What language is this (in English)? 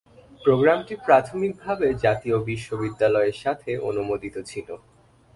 Bangla